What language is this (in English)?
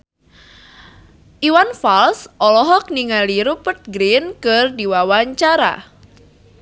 Sundanese